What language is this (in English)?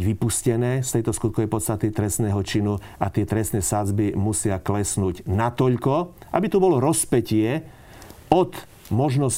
Slovak